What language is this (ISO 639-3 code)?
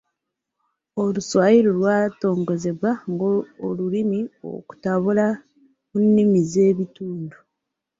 lug